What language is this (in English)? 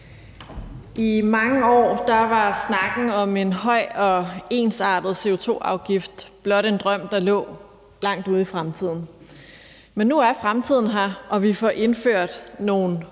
Danish